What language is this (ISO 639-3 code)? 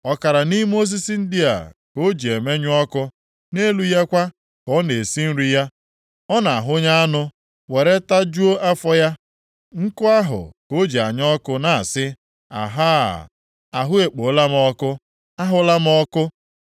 ibo